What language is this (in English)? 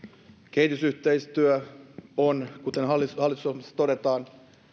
Finnish